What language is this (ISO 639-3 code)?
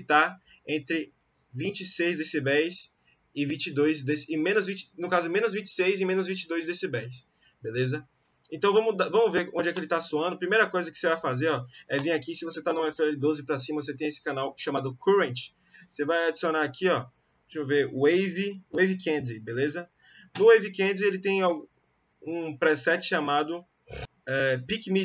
por